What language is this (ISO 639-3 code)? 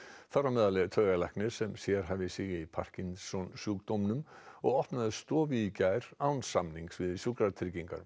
isl